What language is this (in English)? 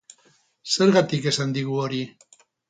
Basque